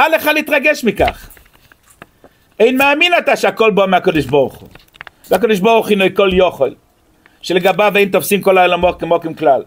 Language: Hebrew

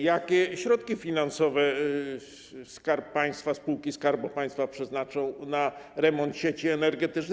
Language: Polish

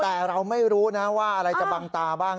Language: Thai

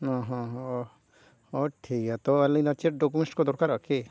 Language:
Santali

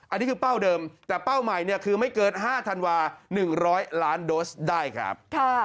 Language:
Thai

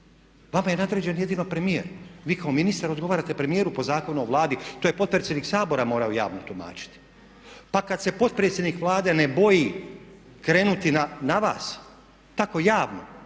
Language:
Croatian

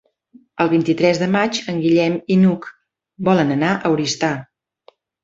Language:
Catalan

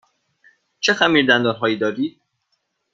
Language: Persian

